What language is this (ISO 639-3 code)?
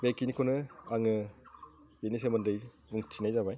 brx